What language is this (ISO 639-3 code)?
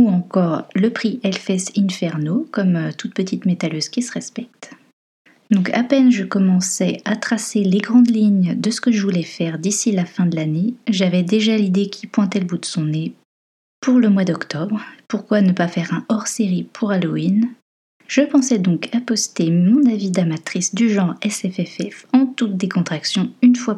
fra